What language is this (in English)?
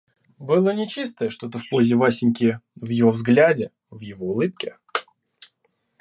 Russian